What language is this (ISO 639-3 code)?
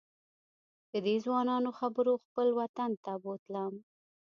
pus